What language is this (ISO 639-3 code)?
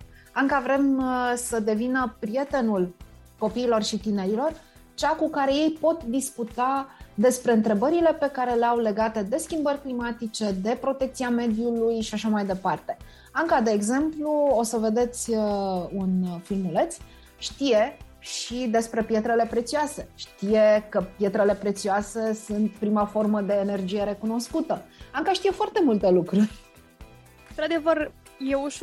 ron